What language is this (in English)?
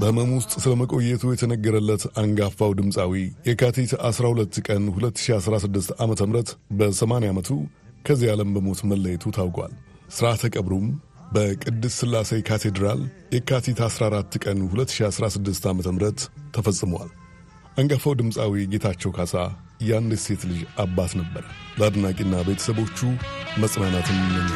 Amharic